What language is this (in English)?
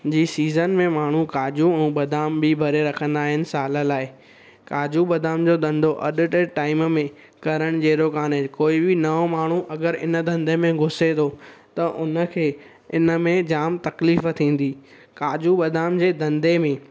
Sindhi